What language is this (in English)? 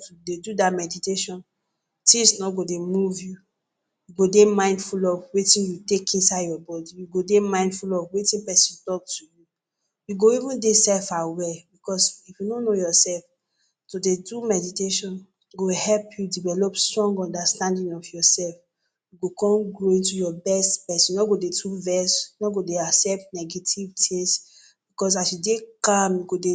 Nigerian Pidgin